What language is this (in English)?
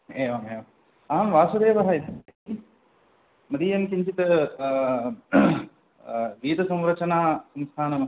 Sanskrit